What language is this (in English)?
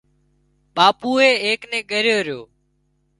Wadiyara Koli